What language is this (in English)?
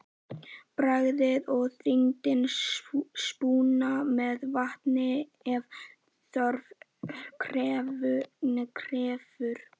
Icelandic